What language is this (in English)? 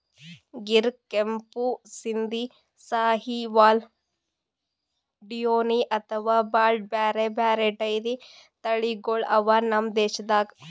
Kannada